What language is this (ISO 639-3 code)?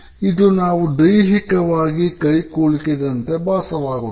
kan